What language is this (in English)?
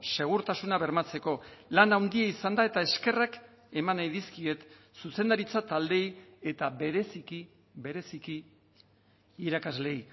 Basque